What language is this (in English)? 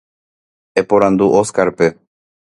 Guarani